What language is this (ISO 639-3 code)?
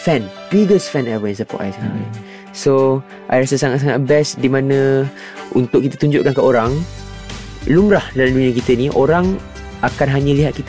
msa